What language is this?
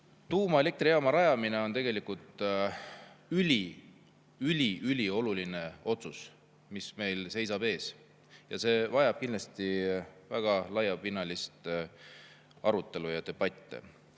Estonian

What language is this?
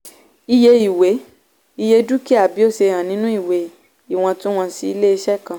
Yoruba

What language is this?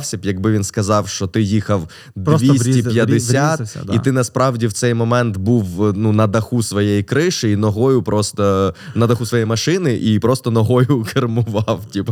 Ukrainian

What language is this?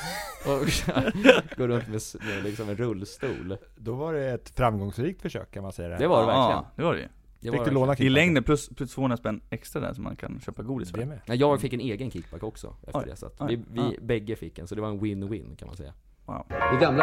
Swedish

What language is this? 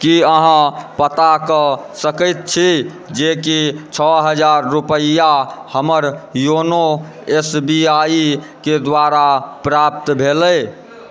Maithili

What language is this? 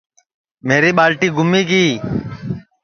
Sansi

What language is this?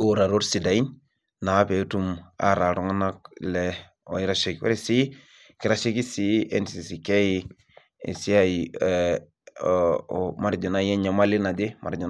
Masai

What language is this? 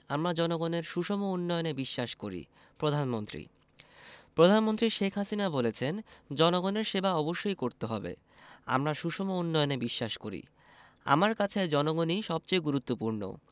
Bangla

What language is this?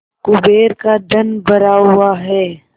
Hindi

